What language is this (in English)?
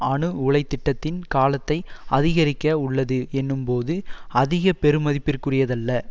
Tamil